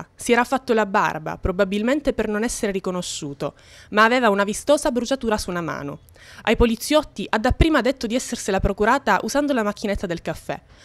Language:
Italian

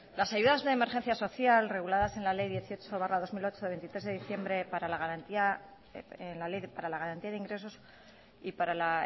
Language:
Spanish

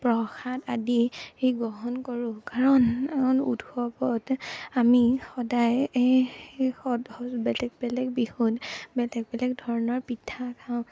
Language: Assamese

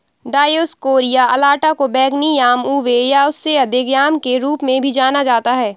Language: Hindi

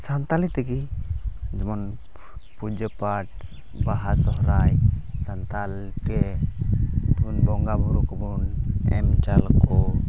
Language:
Santali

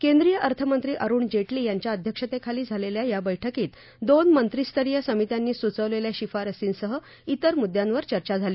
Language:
Marathi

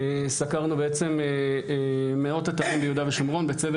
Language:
Hebrew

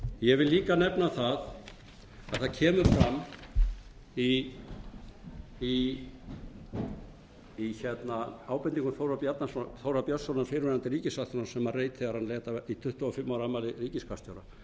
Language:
Icelandic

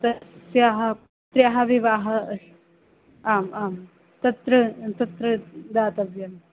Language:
Sanskrit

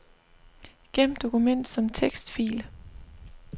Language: Danish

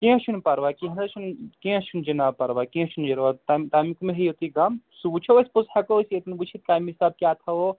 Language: Kashmiri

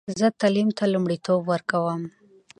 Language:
Pashto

